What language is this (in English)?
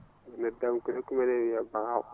Fula